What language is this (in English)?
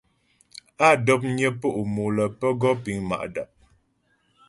Ghomala